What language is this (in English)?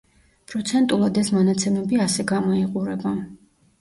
Georgian